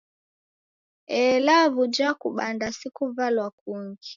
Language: Taita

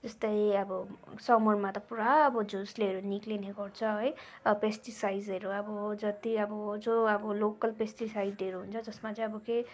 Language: Nepali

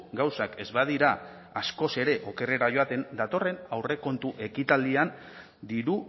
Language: Basque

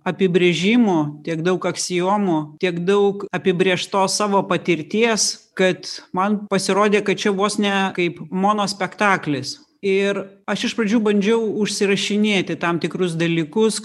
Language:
Lithuanian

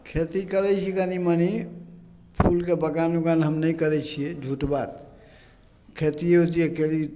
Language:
Maithili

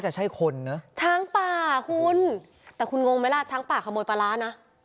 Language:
Thai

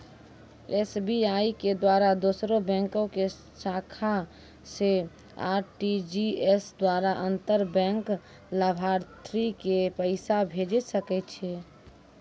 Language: Maithili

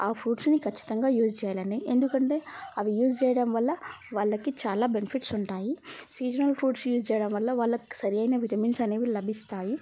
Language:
Telugu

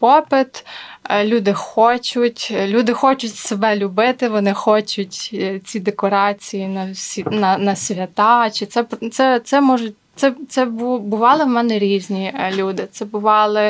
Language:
Ukrainian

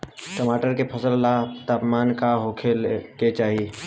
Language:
Bhojpuri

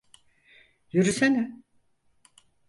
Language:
Turkish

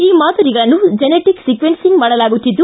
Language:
Kannada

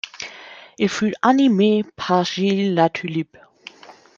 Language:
French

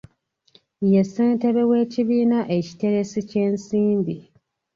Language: Ganda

